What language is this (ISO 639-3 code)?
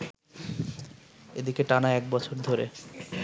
ben